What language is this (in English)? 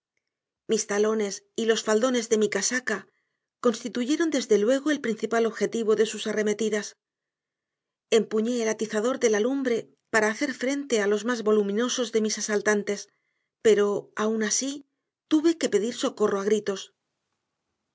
Spanish